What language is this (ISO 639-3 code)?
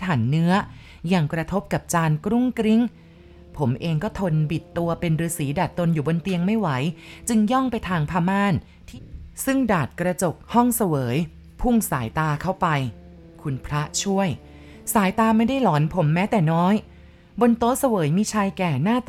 tha